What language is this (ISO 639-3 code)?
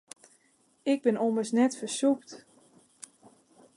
fry